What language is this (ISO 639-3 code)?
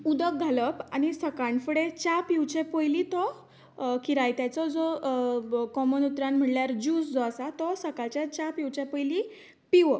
kok